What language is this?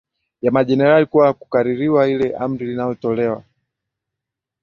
Swahili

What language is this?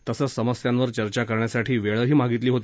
Marathi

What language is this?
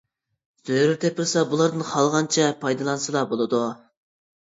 Uyghur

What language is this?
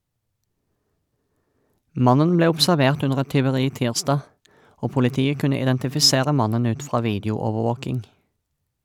Norwegian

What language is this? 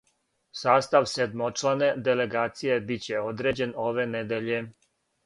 Serbian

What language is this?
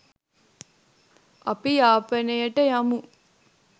Sinhala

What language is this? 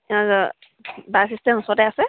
Assamese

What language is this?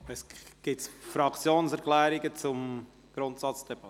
Swiss German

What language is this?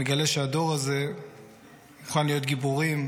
Hebrew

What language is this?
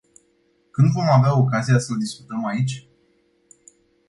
Romanian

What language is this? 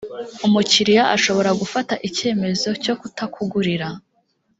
Kinyarwanda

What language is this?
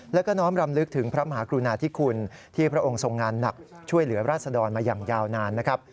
Thai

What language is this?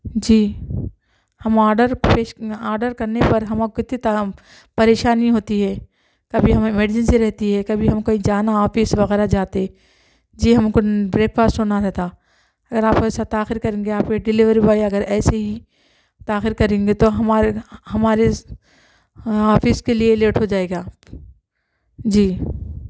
Urdu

